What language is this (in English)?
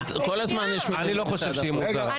Hebrew